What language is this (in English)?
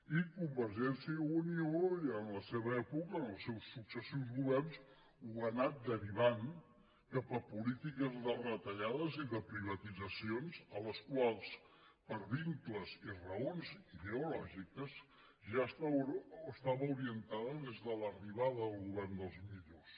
Catalan